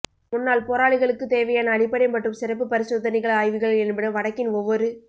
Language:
Tamil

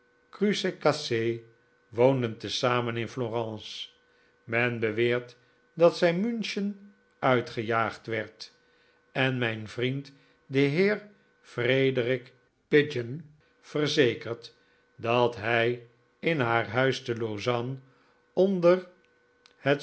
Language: Dutch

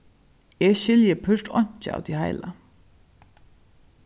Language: Faroese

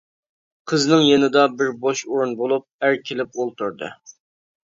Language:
Uyghur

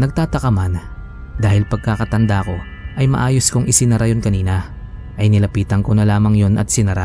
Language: Filipino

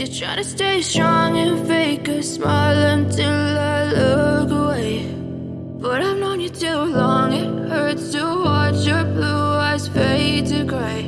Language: Vietnamese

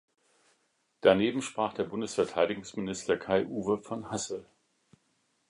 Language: German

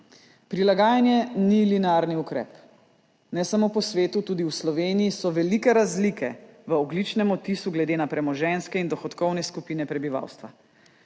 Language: Slovenian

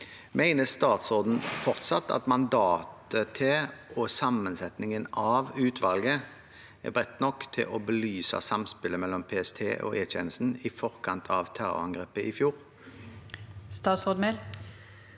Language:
Norwegian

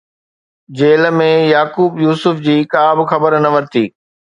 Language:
Sindhi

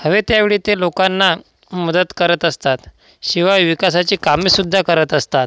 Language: Marathi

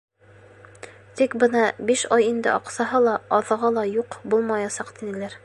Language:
Bashkir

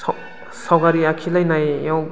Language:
Bodo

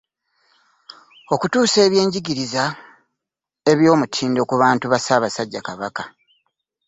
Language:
Ganda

